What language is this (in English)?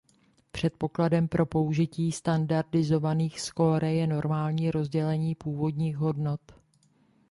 Czech